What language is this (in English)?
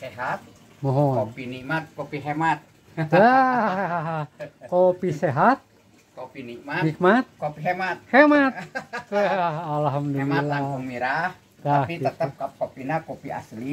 Indonesian